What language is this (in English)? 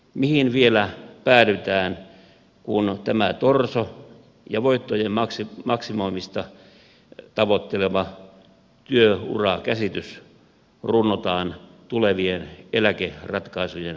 Finnish